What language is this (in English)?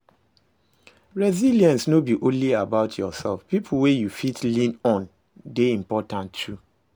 Nigerian Pidgin